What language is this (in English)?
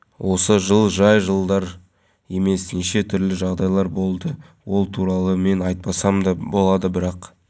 Kazakh